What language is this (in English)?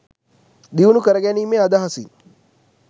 Sinhala